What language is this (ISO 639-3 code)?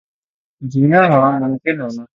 urd